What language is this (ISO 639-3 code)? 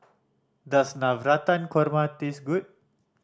eng